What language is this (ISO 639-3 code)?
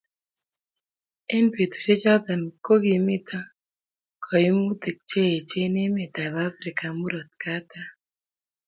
kln